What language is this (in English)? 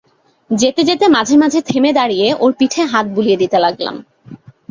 Bangla